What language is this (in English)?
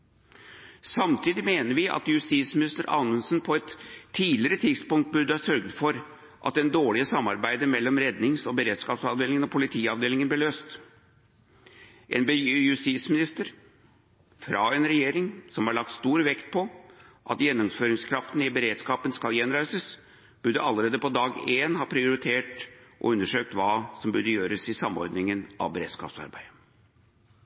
Norwegian Bokmål